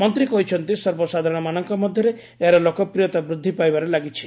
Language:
Odia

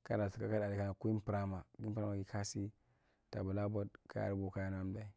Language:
Marghi Central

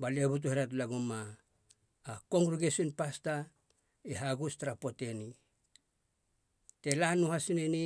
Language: Halia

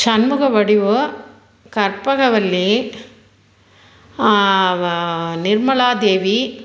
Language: Tamil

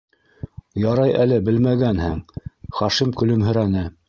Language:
Bashkir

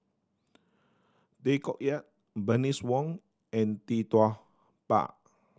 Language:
English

